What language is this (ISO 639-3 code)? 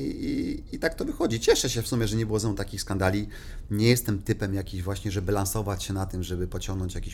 pol